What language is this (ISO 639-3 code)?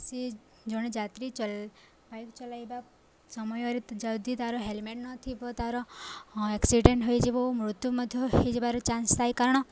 ori